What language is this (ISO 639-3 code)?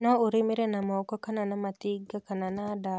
kik